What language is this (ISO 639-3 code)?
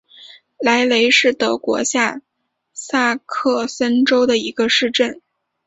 zho